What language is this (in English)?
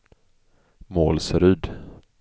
Swedish